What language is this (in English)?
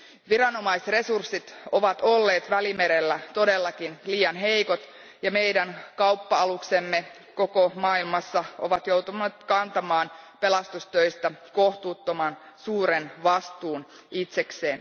Finnish